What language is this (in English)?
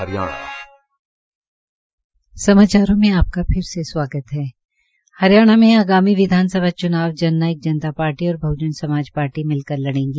Hindi